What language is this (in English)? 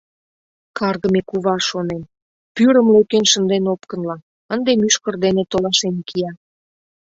Mari